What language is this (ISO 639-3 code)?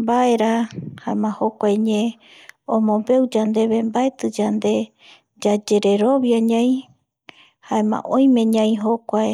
gui